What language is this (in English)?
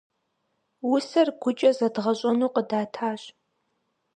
Kabardian